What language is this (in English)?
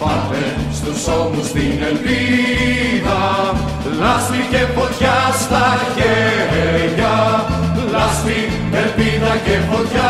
Greek